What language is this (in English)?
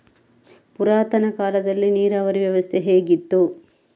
Kannada